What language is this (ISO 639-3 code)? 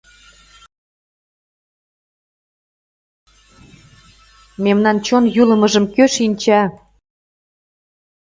chm